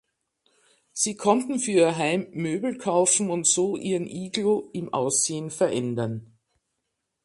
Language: German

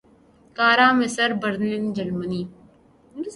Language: Urdu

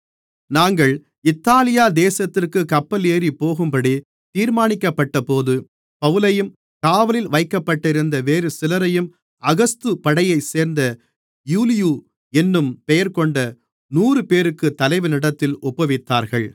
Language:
Tamil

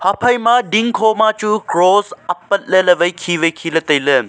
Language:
Wancho Naga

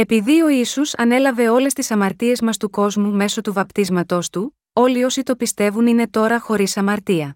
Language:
Greek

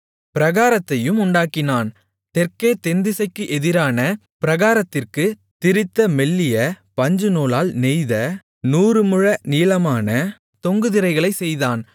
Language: Tamil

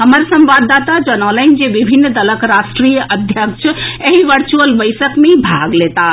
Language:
Maithili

